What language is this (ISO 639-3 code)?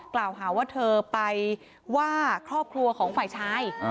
tha